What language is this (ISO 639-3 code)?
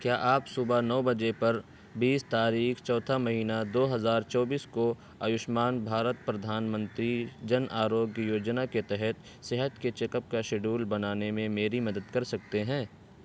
urd